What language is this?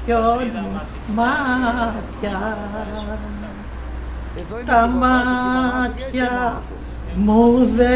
Greek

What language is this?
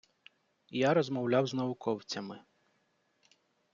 Ukrainian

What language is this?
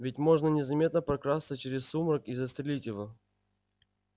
Russian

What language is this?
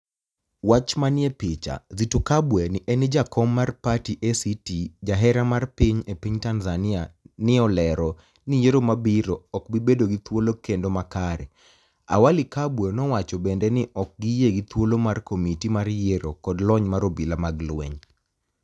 Luo (Kenya and Tanzania)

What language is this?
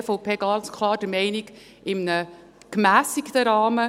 Swiss German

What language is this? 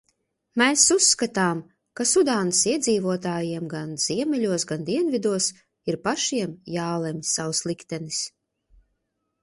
Latvian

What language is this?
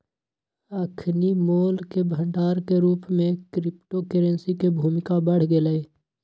Magahi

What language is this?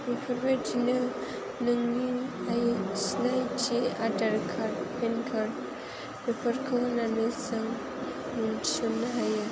Bodo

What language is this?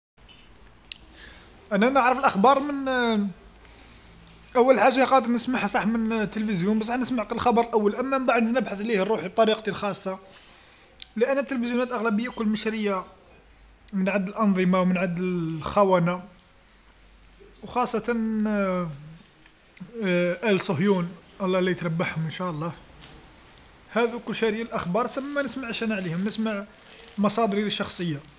Algerian Arabic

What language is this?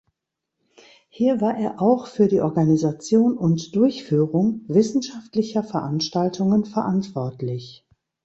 German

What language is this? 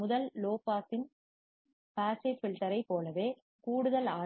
Tamil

